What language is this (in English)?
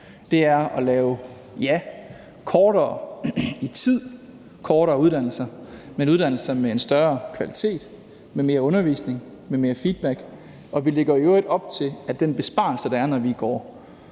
Danish